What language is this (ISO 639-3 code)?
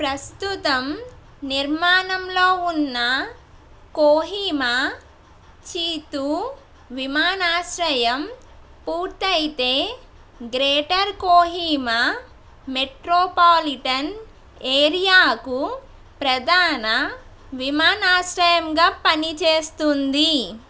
tel